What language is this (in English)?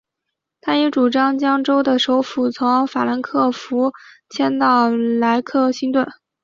Chinese